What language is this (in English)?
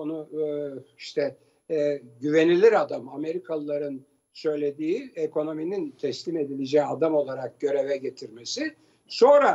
Turkish